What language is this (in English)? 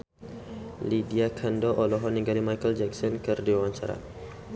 Sundanese